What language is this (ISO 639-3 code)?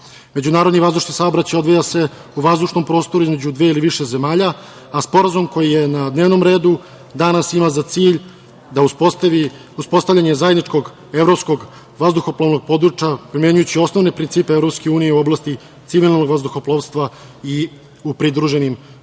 srp